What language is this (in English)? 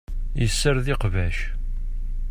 Kabyle